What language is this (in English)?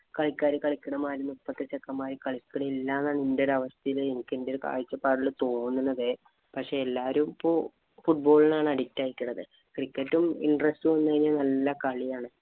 Malayalam